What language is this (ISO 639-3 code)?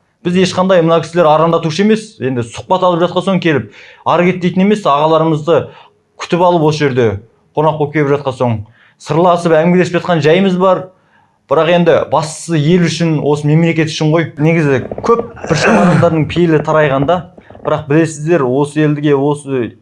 kaz